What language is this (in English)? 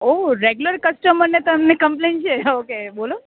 Gujarati